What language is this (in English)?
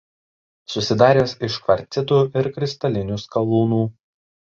Lithuanian